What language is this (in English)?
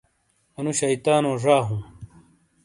Shina